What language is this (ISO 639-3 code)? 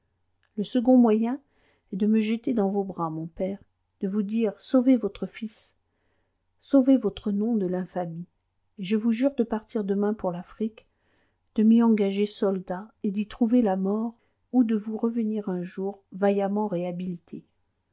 fra